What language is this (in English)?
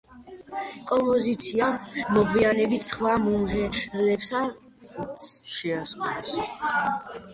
Georgian